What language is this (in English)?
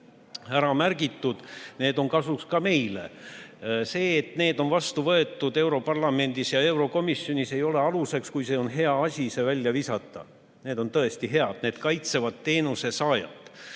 Estonian